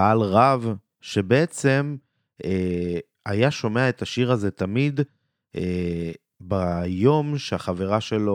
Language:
Hebrew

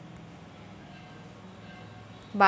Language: Marathi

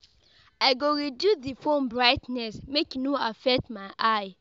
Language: Nigerian Pidgin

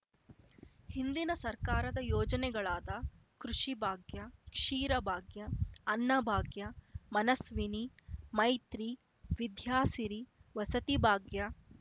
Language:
Kannada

